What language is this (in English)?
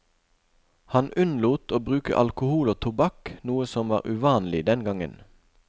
Norwegian